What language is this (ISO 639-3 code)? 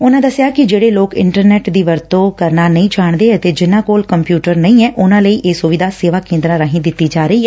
pan